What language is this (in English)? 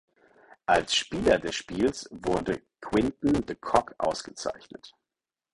German